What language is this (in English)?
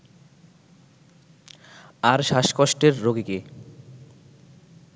Bangla